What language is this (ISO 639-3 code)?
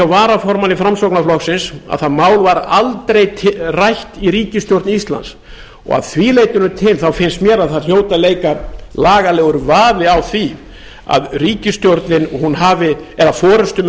isl